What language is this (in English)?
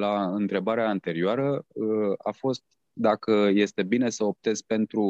Romanian